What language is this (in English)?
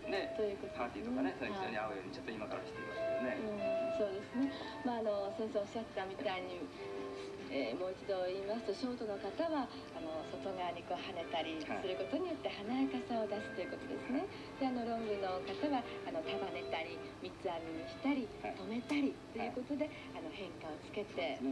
Japanese